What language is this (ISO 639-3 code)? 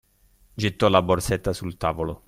ita